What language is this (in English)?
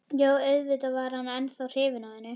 Icelandic